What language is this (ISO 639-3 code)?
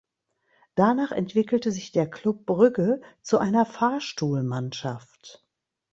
deu